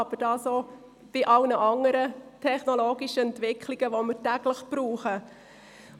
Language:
Swiss German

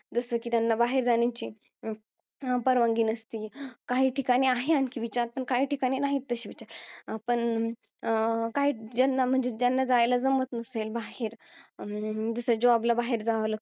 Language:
Marathi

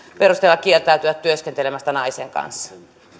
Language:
Finnish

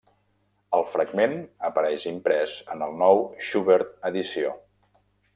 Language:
Catalan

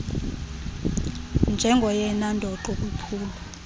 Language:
Xhosa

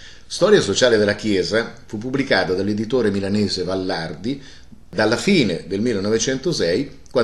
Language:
Italian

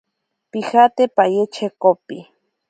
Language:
Ashéninka Perené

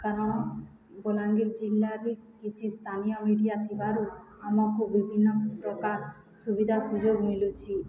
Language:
Odia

